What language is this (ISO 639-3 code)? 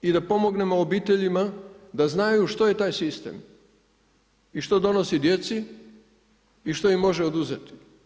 hrv